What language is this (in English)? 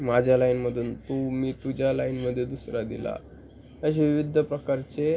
Marathi